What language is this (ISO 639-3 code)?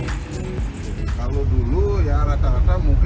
ind